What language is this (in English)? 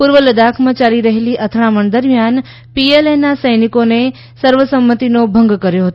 Gujarati